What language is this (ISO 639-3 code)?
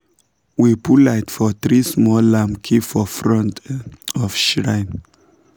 pcm